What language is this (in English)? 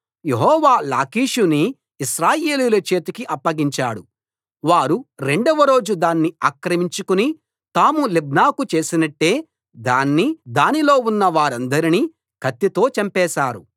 Telugu